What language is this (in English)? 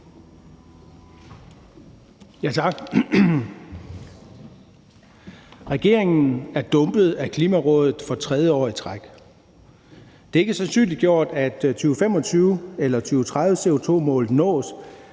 Danish